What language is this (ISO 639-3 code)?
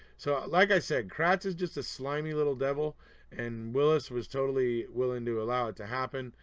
eng